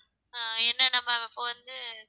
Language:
Tamil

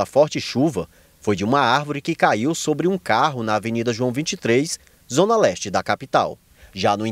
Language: Portuguese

